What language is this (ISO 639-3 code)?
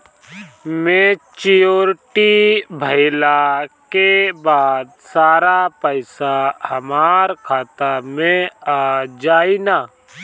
bho